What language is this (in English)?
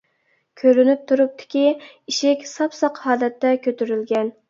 Uyghur